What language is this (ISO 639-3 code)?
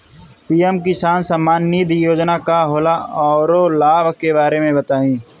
bho